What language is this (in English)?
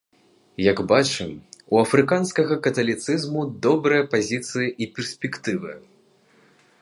Belarusian